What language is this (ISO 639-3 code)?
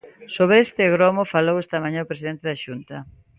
glg